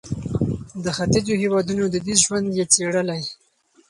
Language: Pashto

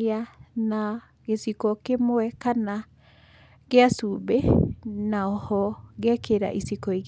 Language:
Kikuyu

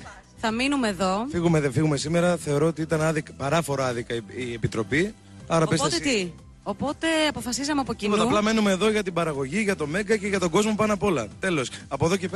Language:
Greek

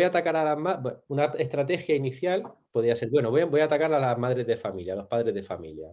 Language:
Spanish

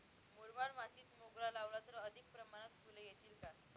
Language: Marathi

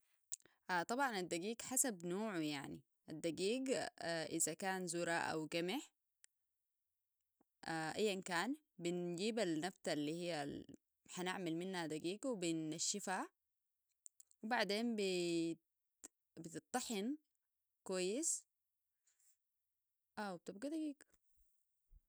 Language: Sudanese Arabic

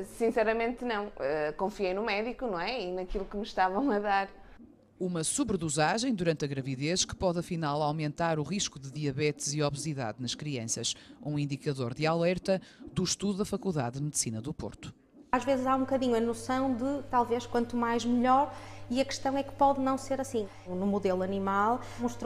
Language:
Portuguese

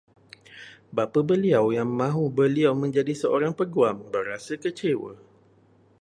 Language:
Malay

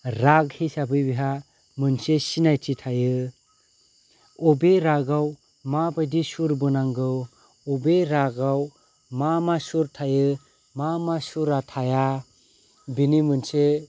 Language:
Bodo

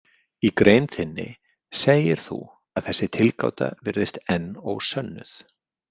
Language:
Icelandic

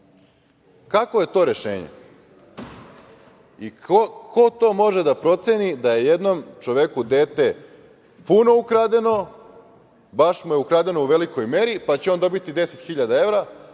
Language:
Serbian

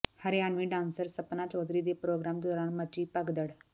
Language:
Punjabi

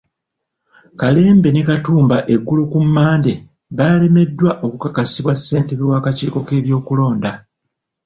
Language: Ganda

